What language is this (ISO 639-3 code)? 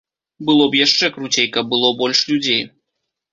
bel